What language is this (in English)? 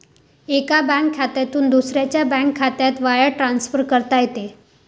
Marathi